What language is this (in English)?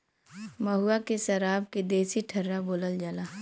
Bhojpuri